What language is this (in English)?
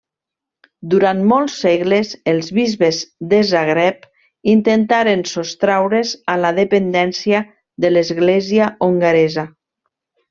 Catalan